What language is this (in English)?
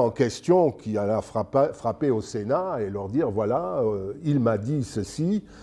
French